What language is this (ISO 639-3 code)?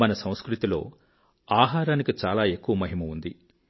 tel